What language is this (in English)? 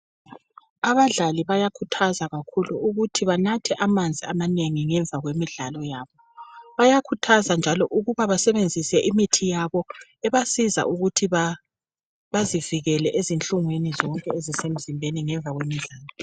North Ndebele